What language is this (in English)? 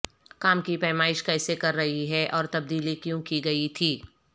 Urdu